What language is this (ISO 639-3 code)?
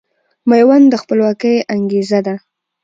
pus